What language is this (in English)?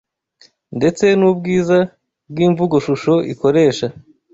Kinyarwanda